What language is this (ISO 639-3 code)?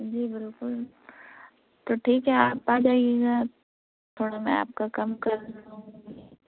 urd